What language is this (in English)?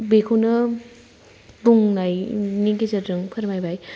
Bodo